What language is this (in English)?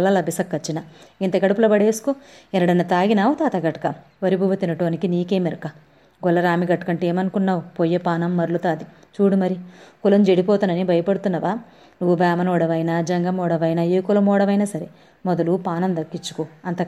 Telugu